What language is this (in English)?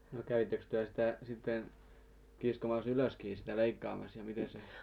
Finnish